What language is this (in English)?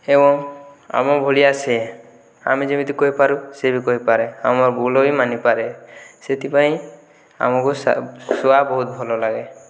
Odia